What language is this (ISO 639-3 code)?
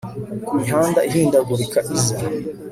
kin